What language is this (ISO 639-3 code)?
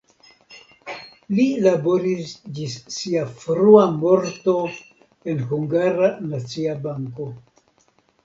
epo